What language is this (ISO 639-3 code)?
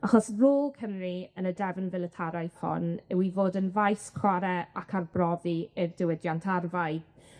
cym